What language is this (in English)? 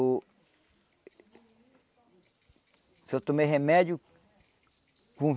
Portuguese